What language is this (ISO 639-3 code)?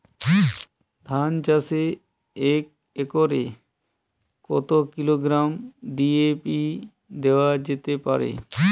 ben